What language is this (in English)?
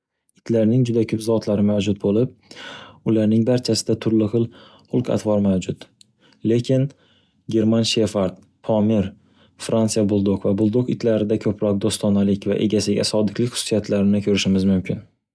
Uzbek